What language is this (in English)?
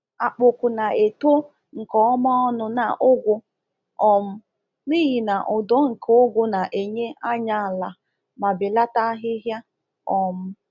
Igbo